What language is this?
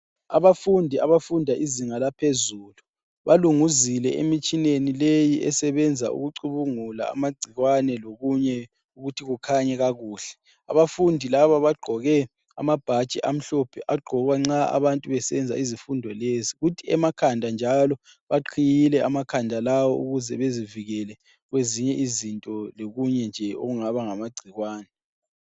North Ndebele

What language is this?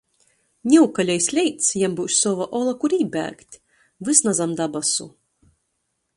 Latgalian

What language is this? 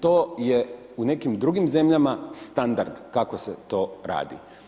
Croatian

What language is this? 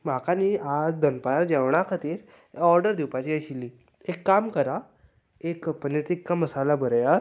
Konkani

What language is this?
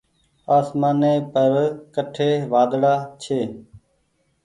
Goaria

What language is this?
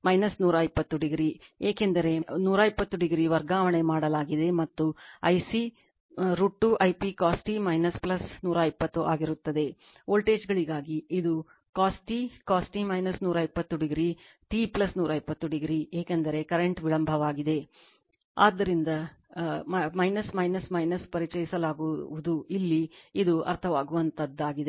Kannada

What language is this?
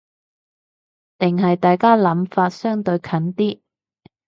Cantonese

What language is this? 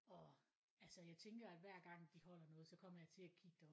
Danish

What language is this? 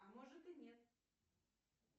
Russian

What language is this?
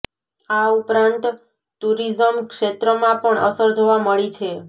Gujarati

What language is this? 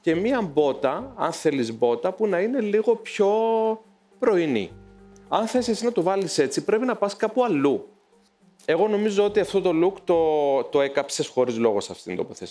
Greek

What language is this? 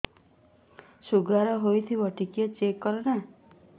Odia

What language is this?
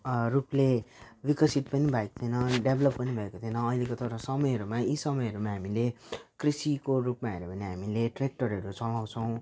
Nepali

